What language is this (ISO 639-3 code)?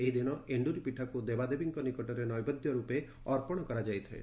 ori